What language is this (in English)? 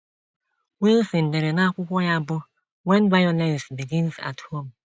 Igbo